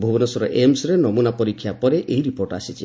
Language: Odia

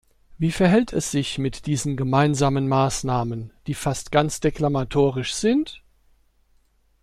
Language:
German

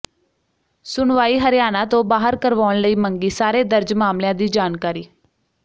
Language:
Punjabi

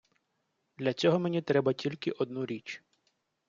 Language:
Ukrainian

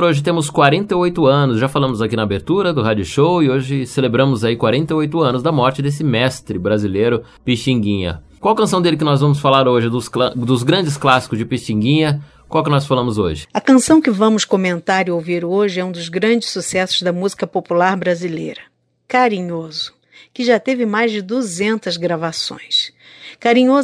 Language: Portuguese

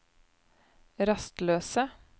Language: Norwegian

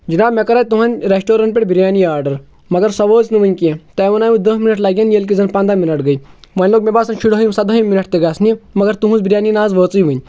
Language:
Kashmiri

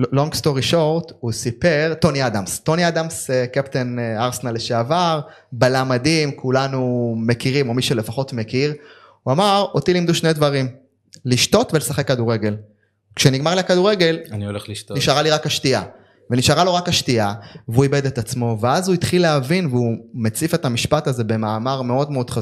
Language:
Hebrew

